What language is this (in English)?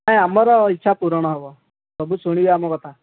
Odia